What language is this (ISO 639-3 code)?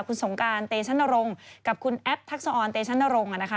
tha